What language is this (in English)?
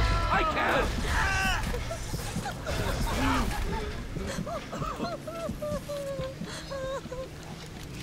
Czech